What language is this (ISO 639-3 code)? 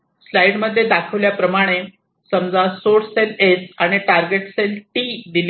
mar